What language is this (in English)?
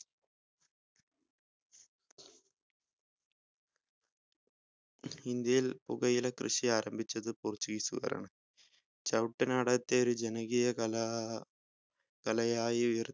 Malayalam